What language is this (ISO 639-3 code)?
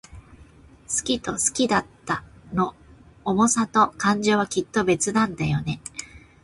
jpn